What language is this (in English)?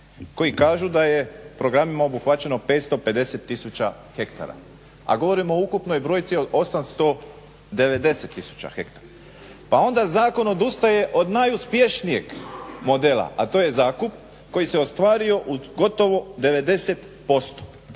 Croatian